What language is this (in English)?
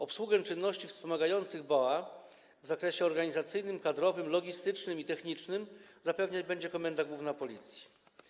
Polish